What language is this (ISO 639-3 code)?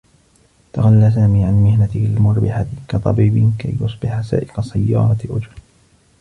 ara